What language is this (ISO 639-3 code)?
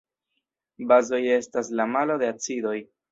epo